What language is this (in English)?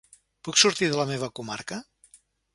Catalan